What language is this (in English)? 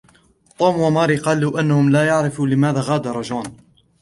Arabic